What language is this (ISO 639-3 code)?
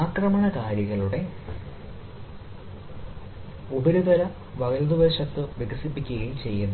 mal